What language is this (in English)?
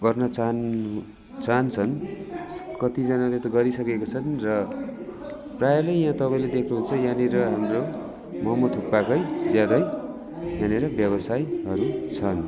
Nepali